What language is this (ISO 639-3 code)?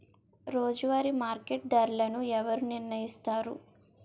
tel